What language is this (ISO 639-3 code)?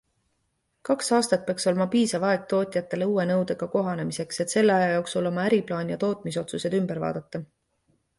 est